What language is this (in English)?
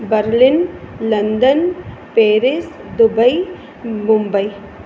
Sindhi